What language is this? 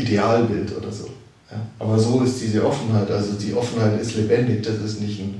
German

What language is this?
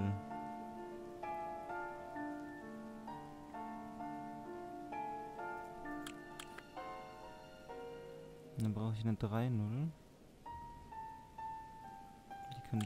German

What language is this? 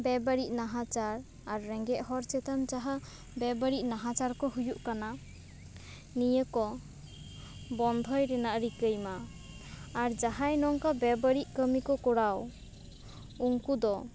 Santali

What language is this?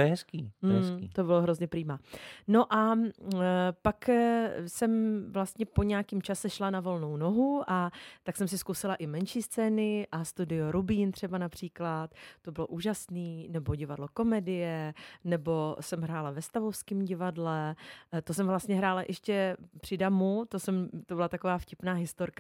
Czech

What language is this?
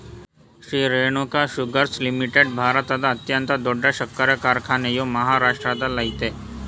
Kannada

